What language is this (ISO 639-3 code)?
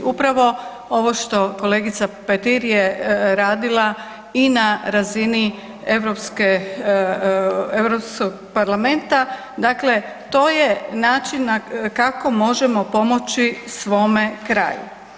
hrv